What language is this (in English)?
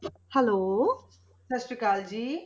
Punjabi